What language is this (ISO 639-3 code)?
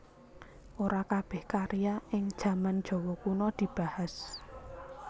jav